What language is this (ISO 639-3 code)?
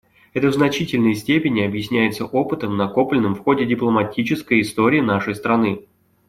rus